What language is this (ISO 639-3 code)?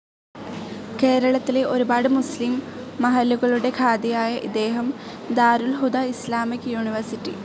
mal